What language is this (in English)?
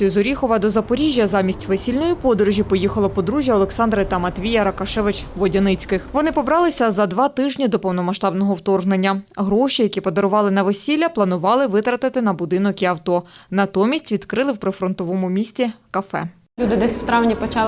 Ukrainian